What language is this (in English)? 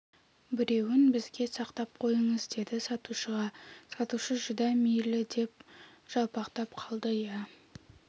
Kazakh